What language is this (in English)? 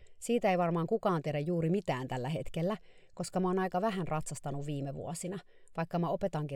Finnish